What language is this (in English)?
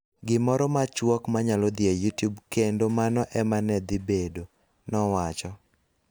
Luo (Kenya and Tanzania)